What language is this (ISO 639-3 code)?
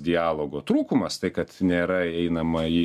lit